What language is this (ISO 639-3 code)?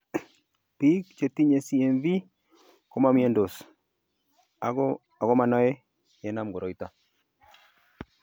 kln